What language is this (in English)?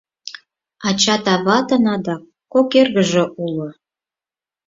Mari